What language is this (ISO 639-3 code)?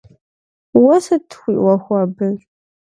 kbd